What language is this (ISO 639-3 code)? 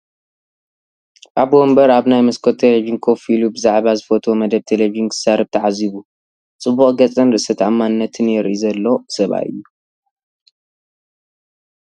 tir